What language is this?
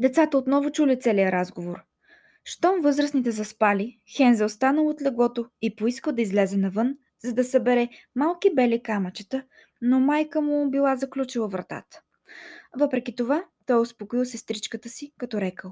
Bulgarian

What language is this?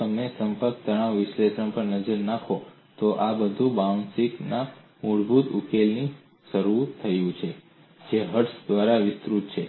Gujarati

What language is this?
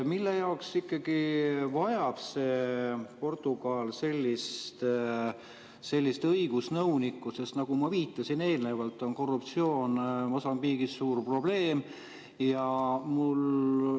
Estonian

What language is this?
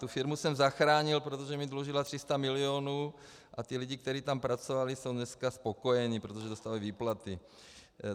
Czech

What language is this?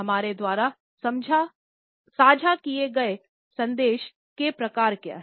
Hindi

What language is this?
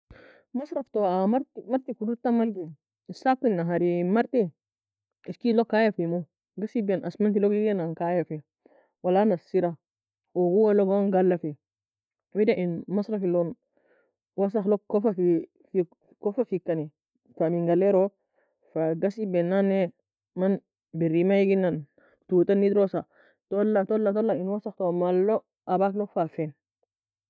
Nobiin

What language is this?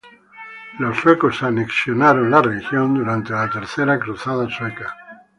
Spanish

